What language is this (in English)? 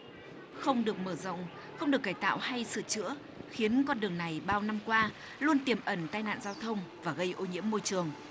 Vietnamese